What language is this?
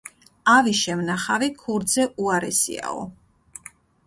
Georgian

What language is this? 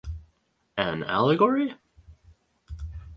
English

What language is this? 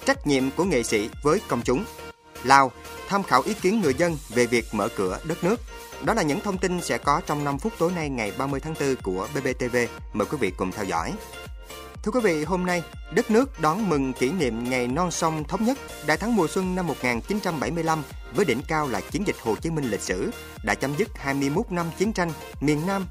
Vietnamese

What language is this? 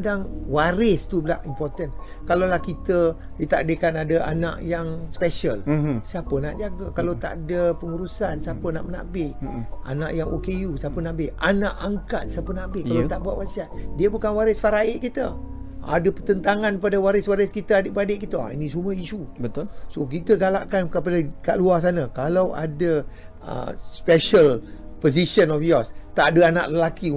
Malay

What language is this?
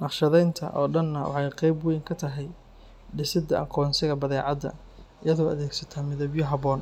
Somali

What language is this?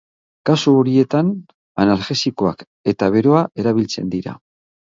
Basque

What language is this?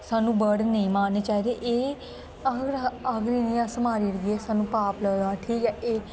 Dogri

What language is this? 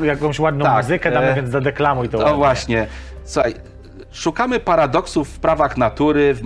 Polish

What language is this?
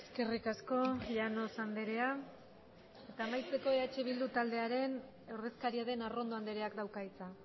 Basque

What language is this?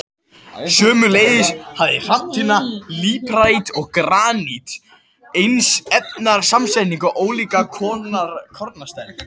Icelandic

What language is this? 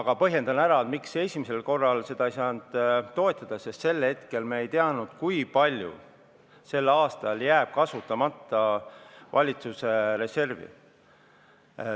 Estonian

